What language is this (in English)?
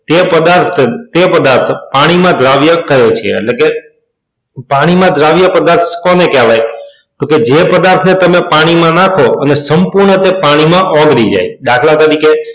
Gujarati